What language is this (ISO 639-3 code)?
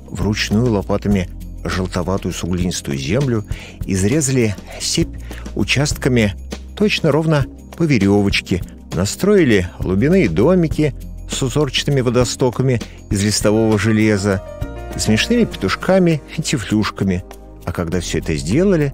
rus